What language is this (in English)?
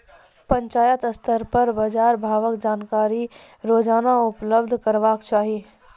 Maithili